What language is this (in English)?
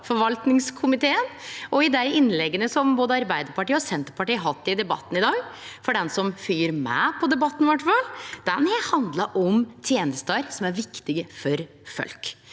Norwegian